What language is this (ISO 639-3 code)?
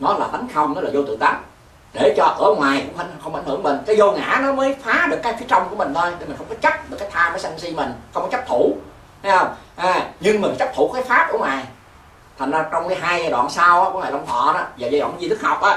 vie